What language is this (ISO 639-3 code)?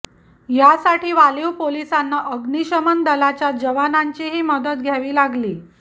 mar